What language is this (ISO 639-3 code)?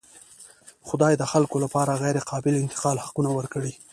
pus